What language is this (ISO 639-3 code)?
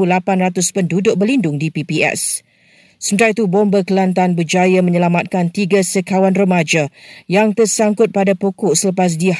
msa